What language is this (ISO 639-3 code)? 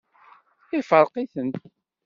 kab